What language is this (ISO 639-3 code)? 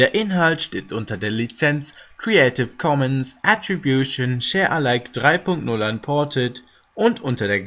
deu